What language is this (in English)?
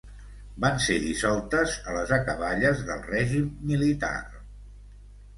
Catalan